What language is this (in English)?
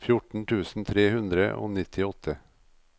Norwegian